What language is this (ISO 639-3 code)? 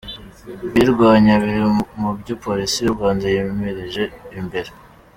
kin